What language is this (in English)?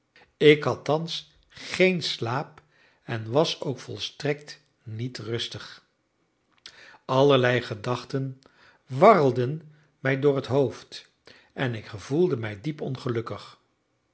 Dutch